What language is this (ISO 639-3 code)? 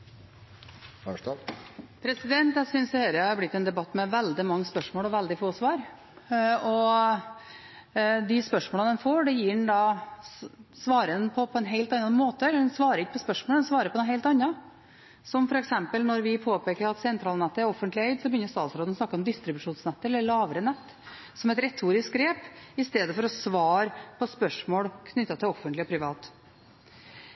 nob